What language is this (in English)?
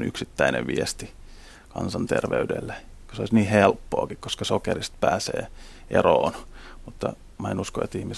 Finnish